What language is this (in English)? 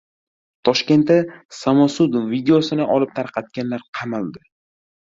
Uzbek